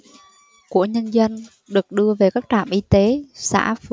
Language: Vietnamese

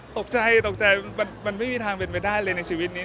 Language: Thai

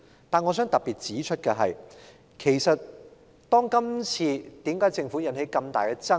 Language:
Cantonese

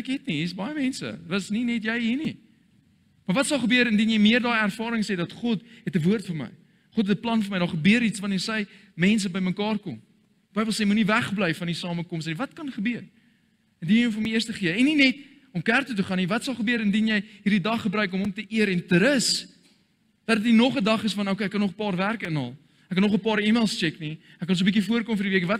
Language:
Dutch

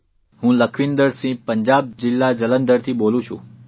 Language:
Gujarati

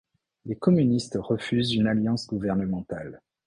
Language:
French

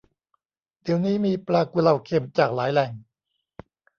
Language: Thai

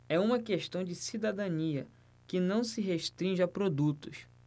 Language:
Portuguese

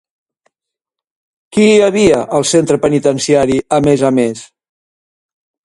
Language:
Catalan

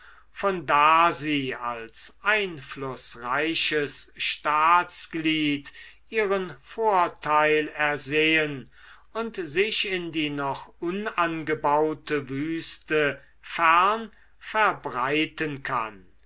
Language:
German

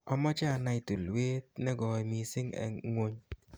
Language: Kalenjin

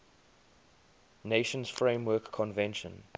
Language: English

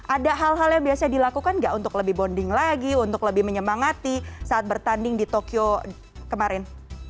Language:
Indonesian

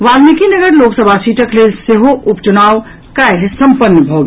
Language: Maithili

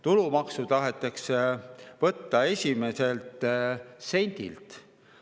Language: Estonian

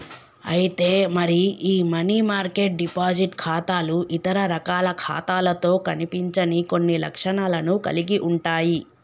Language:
Telugu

